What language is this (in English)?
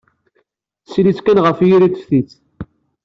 Kabyle